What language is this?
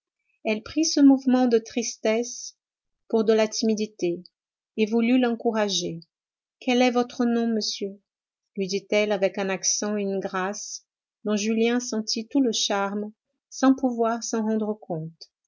French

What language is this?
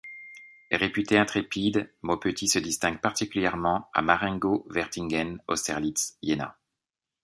French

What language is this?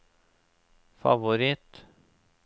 Norwegian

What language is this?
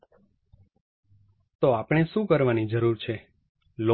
Gujarati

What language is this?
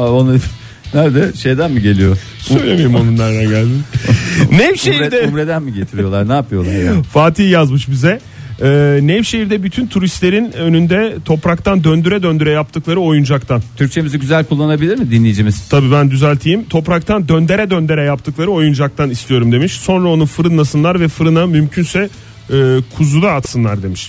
Turkish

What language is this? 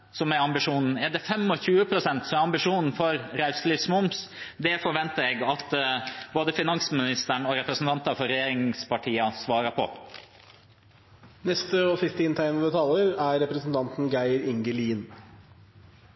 Norwegian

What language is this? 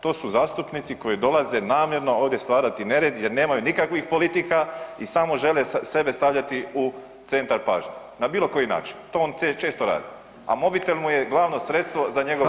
Croatian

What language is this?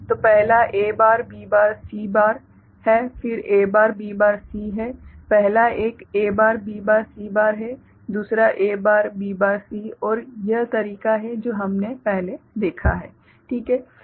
Hindi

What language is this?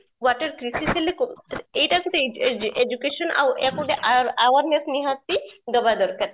Odia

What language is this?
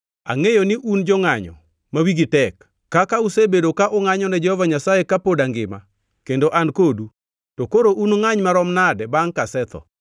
Luo (Kenya and Tanzania)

